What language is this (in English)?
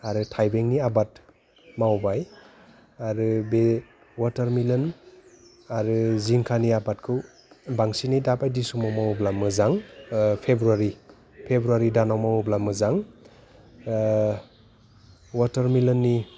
Bodo